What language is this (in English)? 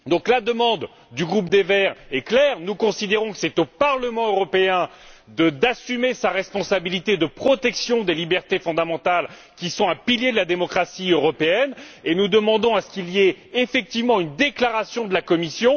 French